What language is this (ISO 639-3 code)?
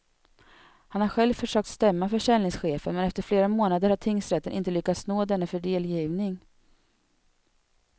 swe